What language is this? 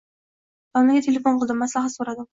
Uzbek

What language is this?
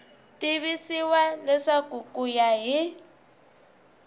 Tsonga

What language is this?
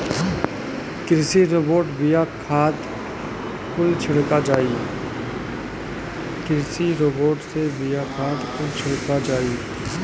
Bhojpuri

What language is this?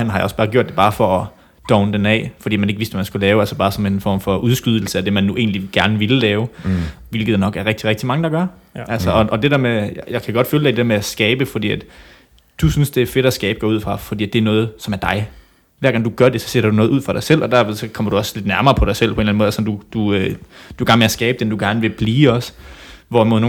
Danish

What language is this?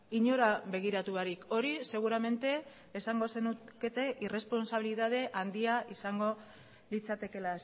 Basque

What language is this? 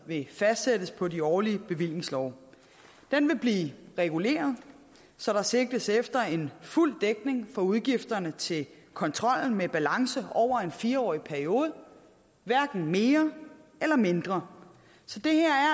Danish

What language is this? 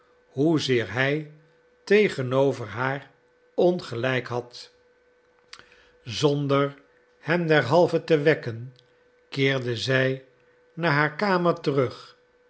Dutch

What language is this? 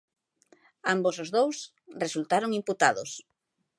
Galician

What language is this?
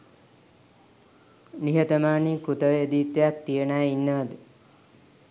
Sinhala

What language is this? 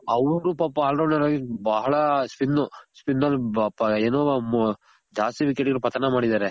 Kannada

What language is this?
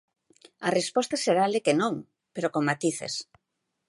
Galician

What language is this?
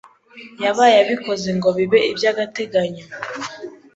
Kinyarwanda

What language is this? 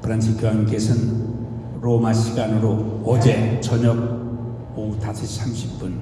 Korean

